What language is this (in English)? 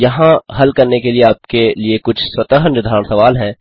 Hindi